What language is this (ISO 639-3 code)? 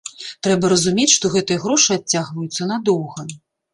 bel